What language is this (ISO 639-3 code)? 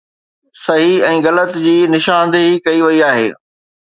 snd